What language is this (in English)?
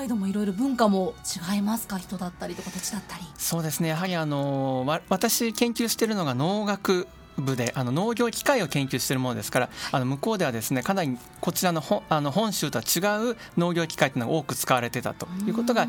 Japanese